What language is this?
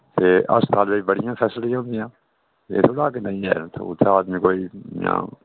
Dogri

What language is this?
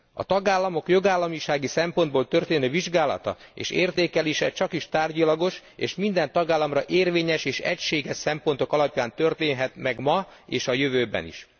Hungarian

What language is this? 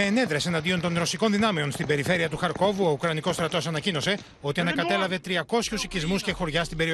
Greek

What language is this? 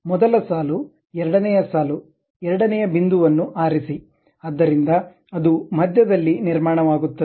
Kannada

